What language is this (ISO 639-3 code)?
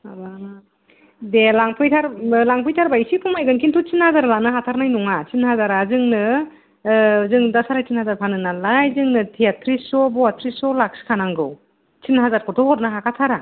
brx